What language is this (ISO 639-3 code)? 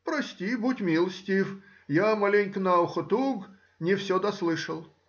rus